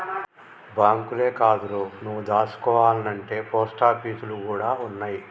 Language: Telugu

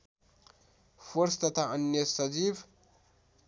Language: Nepali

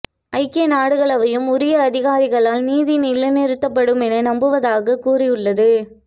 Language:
Tamil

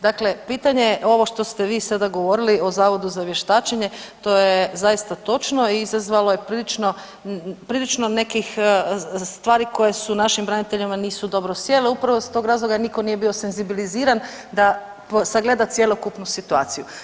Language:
Croatian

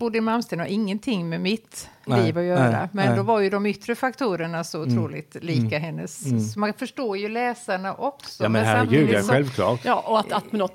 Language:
Swedish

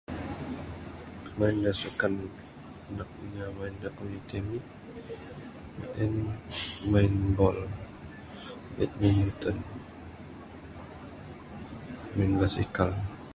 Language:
Bukar-Sadung Bidayuh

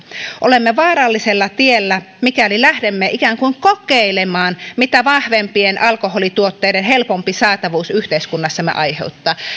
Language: Finnish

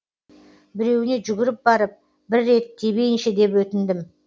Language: Kazakh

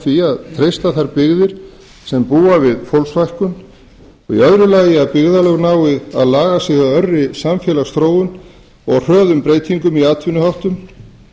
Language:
Icelandic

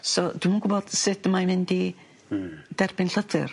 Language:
Welsh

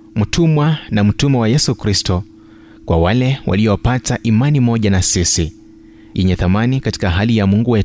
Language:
Swahili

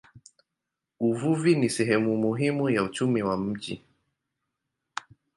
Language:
Swahili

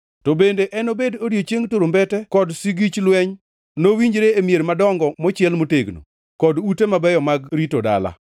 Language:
Luo (Kenya and Tanzania)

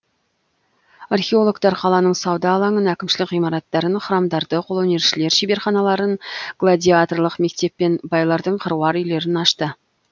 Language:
Kazakh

